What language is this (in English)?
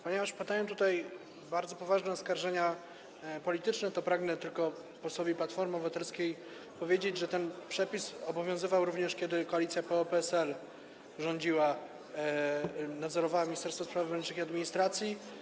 Polish